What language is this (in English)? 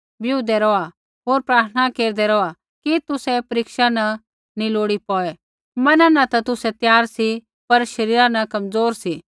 Kullu Pahari